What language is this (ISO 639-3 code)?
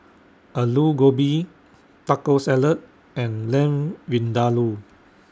eng